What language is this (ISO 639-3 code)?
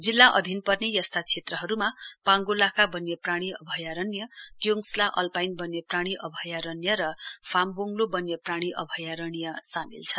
nep